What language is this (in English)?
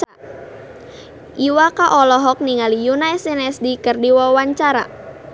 Sundanese